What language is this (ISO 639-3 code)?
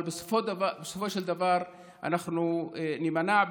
heb